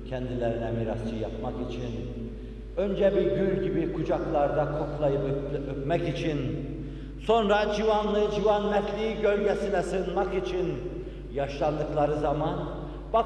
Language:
Turkish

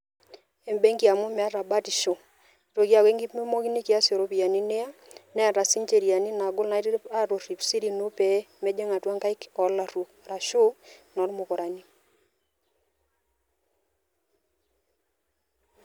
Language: Masai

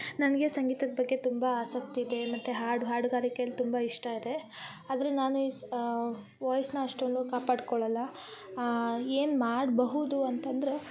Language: Kannada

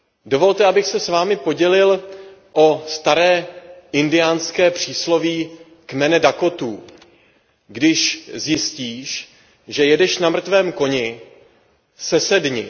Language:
Czech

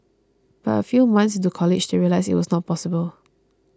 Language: English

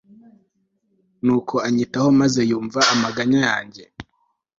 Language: Kinyarwanda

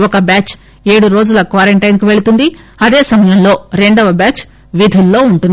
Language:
Telugu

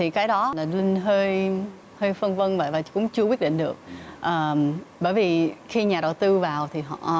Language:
Vietnamese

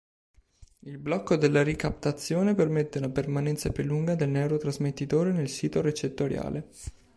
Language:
Italian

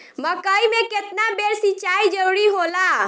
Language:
Bhojpuri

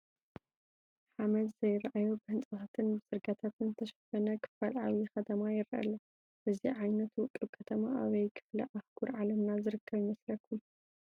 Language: Tigrinya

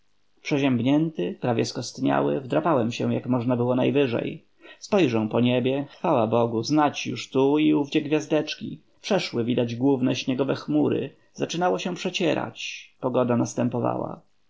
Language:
Polish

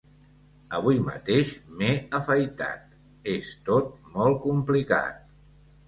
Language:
Catalan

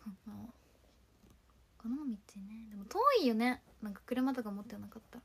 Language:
Japanese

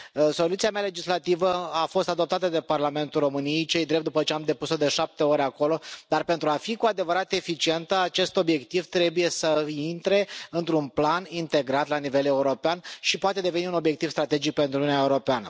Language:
Romanian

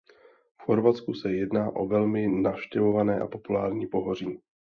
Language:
Czech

